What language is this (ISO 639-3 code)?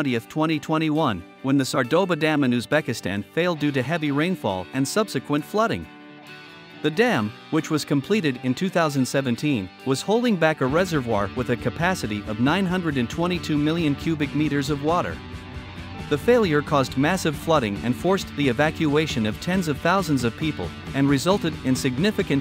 eng